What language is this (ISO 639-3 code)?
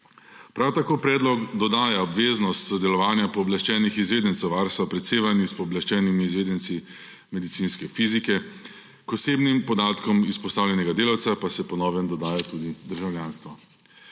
slv